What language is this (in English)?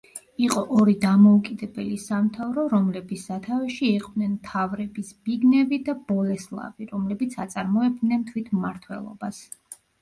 Georgian